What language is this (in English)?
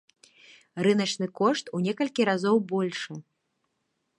Belarusian